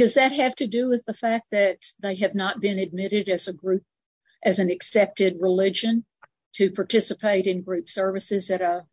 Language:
English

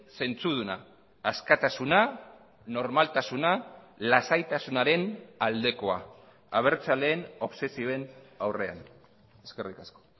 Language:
Basque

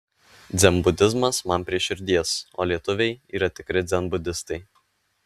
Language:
Lithuanian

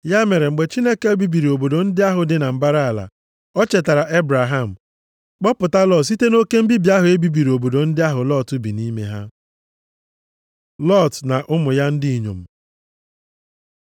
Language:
Igbo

